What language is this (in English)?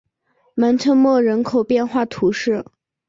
Chinese